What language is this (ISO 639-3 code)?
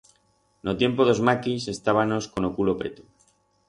arg